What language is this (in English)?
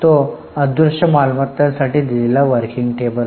Marathi